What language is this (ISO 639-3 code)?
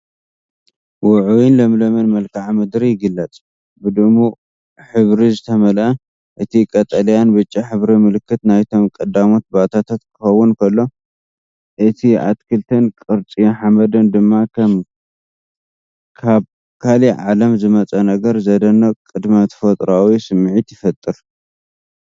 tir